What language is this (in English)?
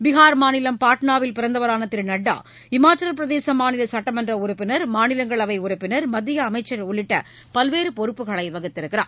Tamil